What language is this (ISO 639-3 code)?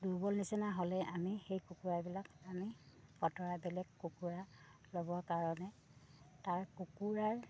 asm